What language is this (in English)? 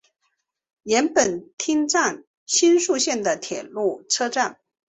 Chinese